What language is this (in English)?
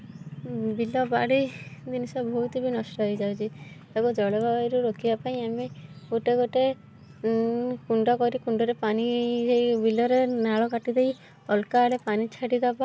Odia